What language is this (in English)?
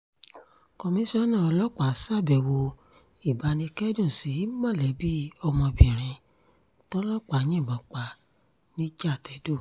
Yoruba